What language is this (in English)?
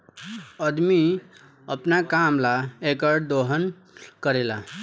Bhojpuri